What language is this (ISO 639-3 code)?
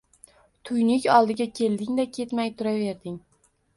uzb